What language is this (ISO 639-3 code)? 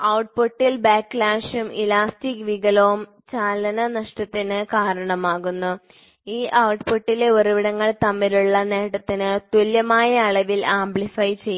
mal